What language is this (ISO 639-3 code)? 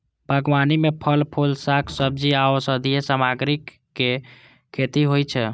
mai